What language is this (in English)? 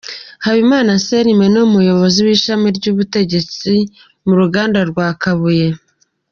Kinyarwanda